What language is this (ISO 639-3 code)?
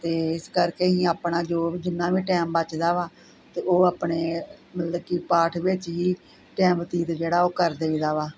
pan